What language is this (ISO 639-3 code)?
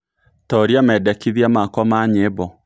kik